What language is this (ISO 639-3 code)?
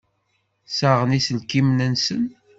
kab